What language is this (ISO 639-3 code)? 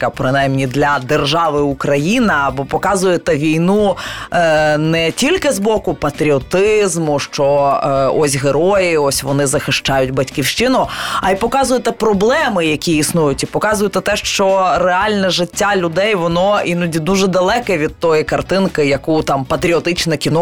ukr